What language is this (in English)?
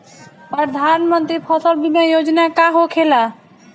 Bhojpuri